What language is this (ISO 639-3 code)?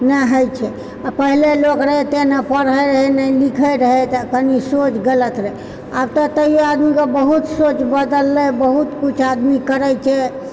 mai